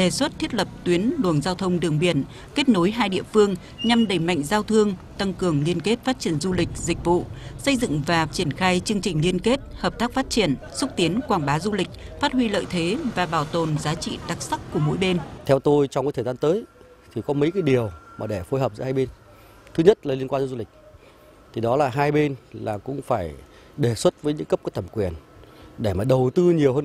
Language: Vietnamese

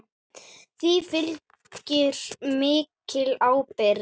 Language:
Icelandic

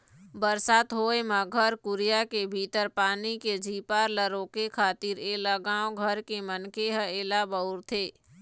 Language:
Chhattisgarhi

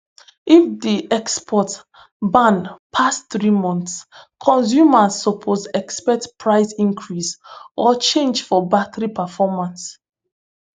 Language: Nigerian Pidgin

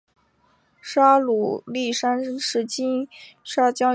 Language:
Chinese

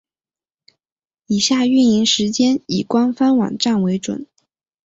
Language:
Chinese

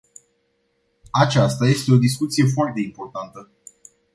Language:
Romanian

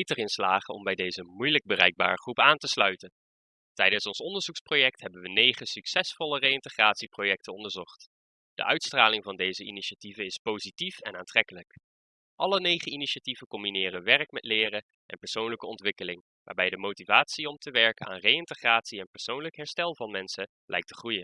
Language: Dutch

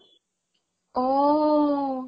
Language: Assamese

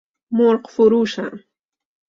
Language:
Persian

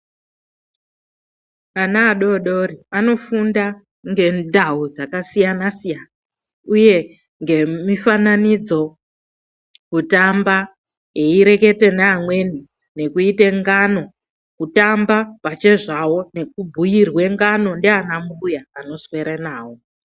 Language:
Ndau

